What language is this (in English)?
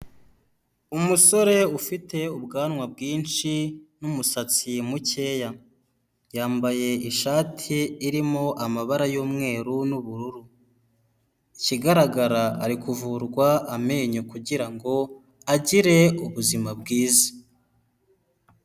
Kinyarwanda